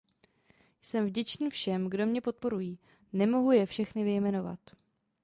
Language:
Czech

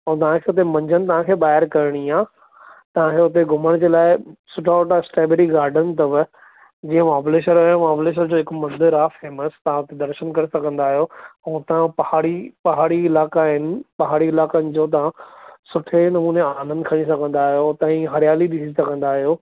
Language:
Sindhi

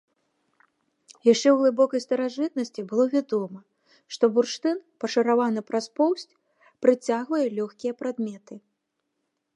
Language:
Belarusian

